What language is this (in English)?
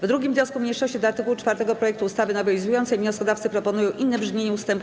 Polish